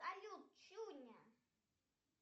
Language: Russian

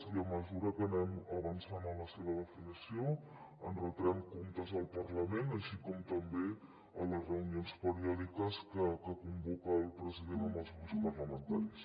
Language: Catalan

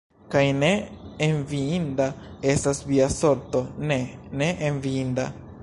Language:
Esperanto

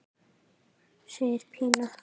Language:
Icelandic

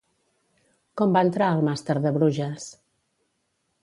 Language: Catalan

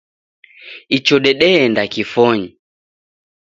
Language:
Taita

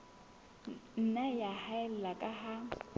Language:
Southern Sotho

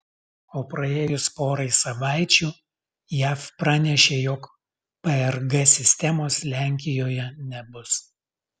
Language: Lithuanian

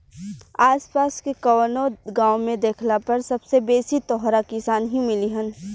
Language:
Bhojpuri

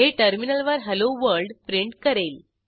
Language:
Marathi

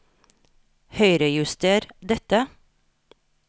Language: Norwegian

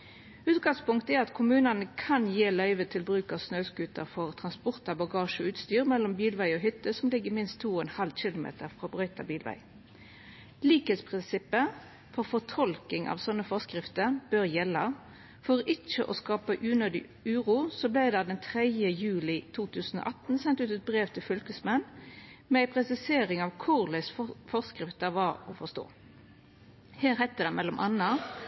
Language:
Norwegian Nynorsk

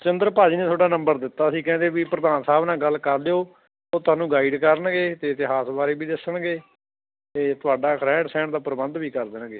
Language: Punjabi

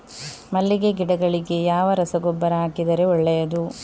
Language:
Kannada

